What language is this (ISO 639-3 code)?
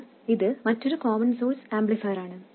mal